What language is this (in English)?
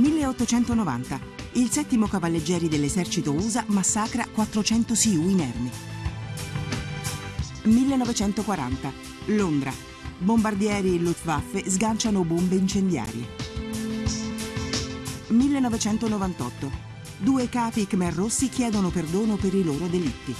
Italian